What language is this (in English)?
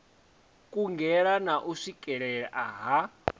Venda